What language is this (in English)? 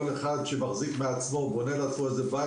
Hebrew